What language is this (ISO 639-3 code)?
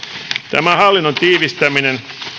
fin